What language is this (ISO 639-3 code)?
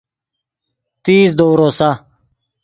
ydg